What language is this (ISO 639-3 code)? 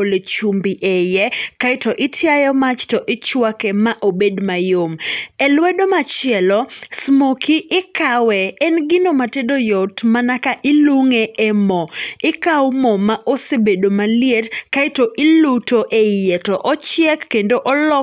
luo